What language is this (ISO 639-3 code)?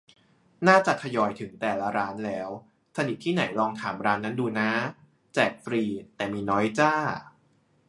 tha